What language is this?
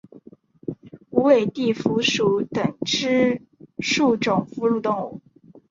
Chinese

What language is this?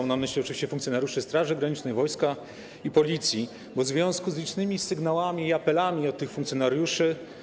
Polish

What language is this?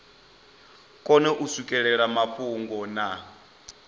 Venda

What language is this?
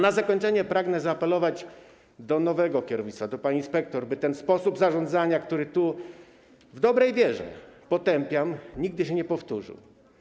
Polish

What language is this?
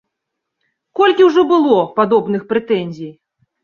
Belarusian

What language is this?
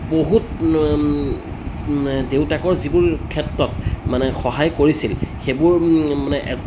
Assamese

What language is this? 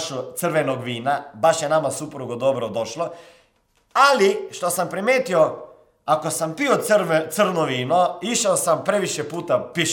Croatian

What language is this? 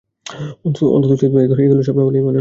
Bangla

